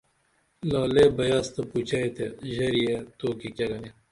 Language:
Dameli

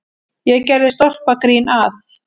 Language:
Icelandic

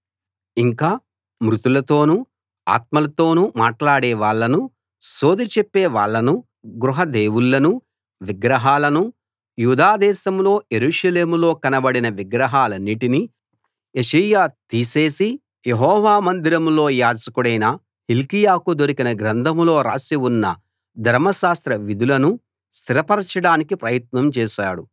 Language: Telugu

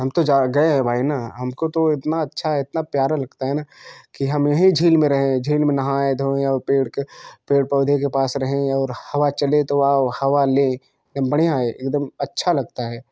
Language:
Hindi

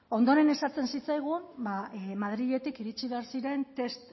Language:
Basque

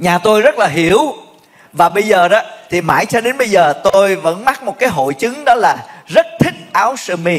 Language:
Vietnamese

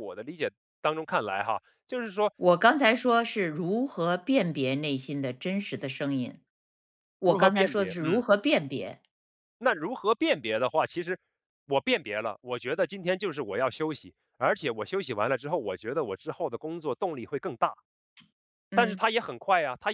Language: Chinese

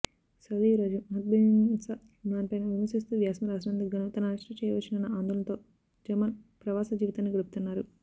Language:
Telugu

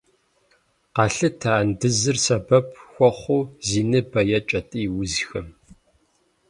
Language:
Kabardian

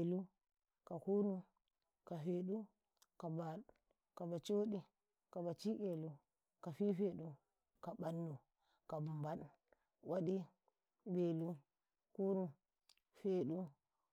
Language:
Karekare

